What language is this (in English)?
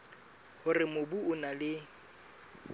Southern Sotho